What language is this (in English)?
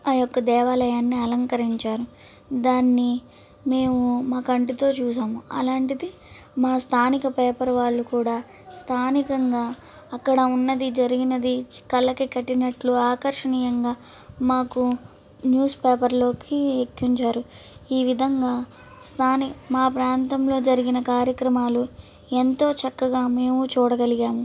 Telugu